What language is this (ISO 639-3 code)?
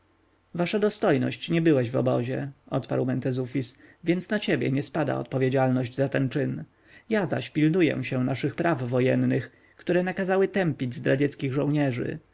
pol